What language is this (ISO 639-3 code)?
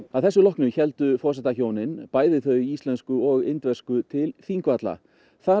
isl